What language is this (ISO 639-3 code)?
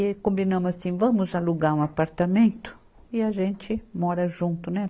por